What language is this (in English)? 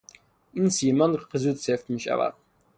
Persian